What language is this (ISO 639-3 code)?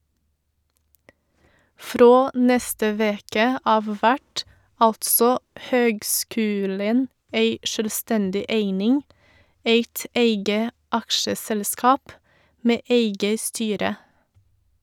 nor